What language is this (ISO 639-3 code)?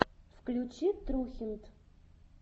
rus